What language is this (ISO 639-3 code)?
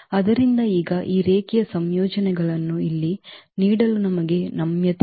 kan